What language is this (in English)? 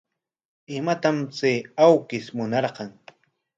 Corongo Ancash Quechua